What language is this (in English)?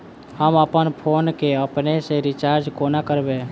Maithili